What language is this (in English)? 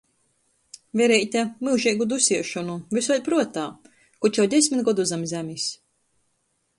Latgalian